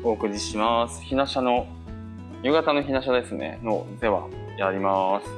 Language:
Japanese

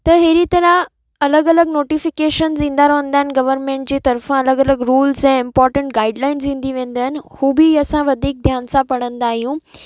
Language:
Sindhi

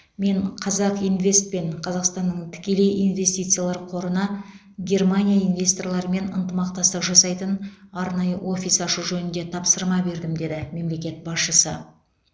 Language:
Kazakh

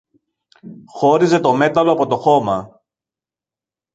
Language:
Greek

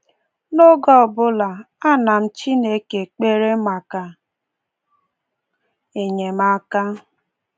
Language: Igbo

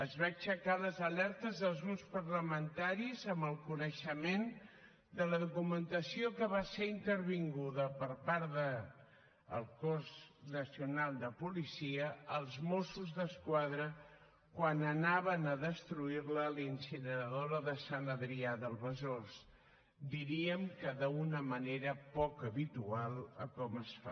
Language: Catalan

